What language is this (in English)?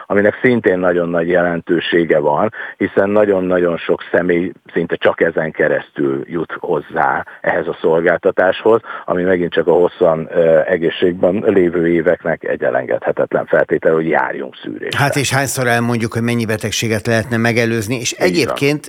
Hungarian